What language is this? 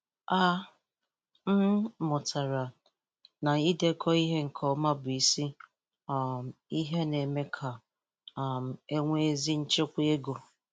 Igbo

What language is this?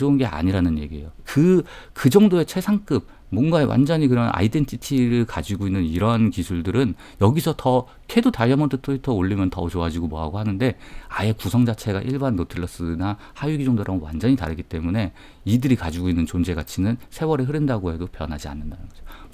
Korean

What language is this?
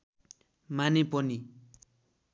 Nepali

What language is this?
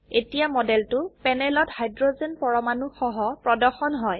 Assamese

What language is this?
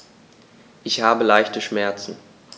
German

